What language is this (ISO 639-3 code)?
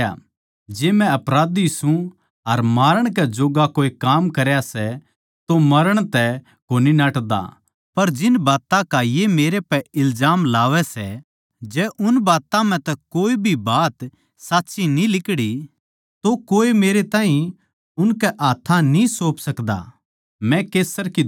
bgc